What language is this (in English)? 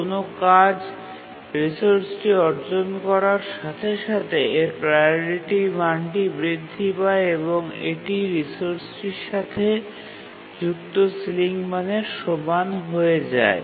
Bangla